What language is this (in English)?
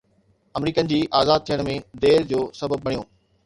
Sindhi